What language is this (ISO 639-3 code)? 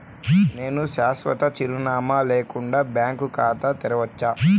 tel